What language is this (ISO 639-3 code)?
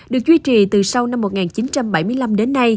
vie